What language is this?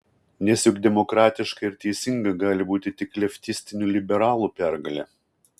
Lithuanian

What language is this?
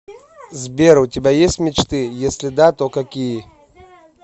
Russian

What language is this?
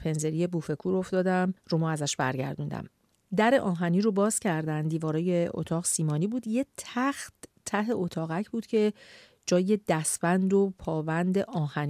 Persian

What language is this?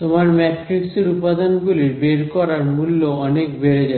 Bangla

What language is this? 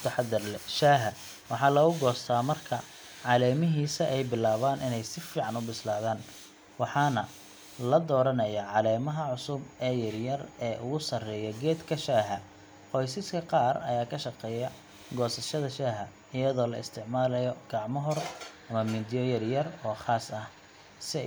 Somali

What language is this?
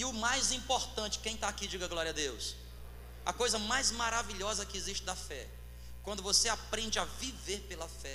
Portuguese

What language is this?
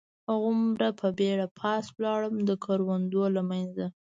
Pashto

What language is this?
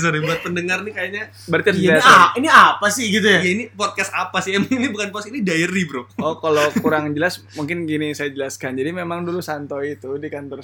Indonesian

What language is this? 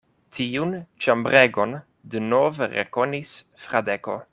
Esperanto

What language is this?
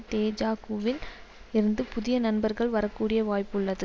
Tamil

